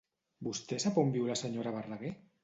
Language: Catalan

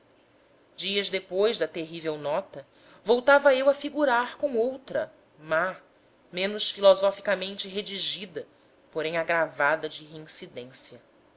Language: Portuguese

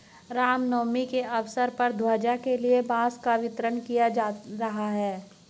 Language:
Hindi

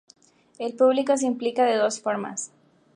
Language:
Spanish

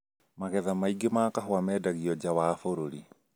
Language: Kikuyu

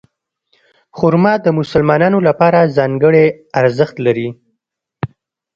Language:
Pashto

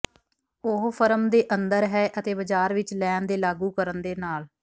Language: Punjabi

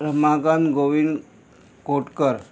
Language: Konkani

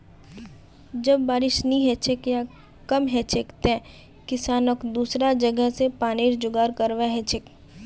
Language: Magahi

